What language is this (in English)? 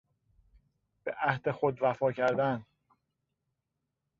Persian